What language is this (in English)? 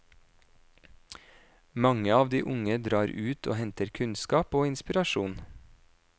Norwegian